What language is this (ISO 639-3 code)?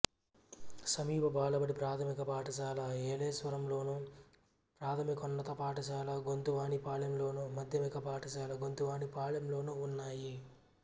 tel